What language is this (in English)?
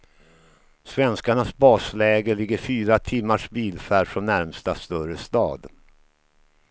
Swedish